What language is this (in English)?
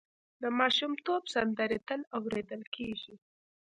Pashto